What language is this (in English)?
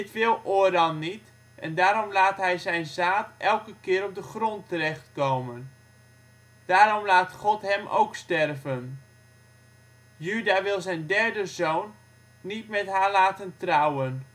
Dutch